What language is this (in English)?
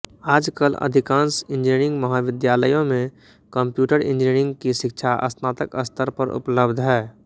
Hindi